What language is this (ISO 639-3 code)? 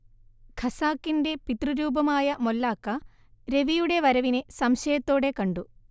mal